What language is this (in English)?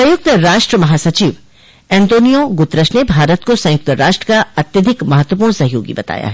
Hindi